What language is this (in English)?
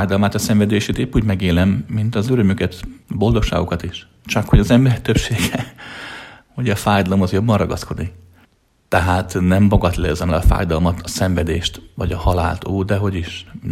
Hungarian